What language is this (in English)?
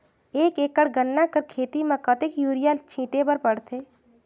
Chhattisgarhi